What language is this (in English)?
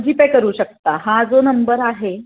Marathi